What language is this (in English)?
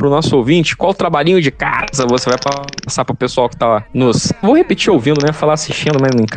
Portuguese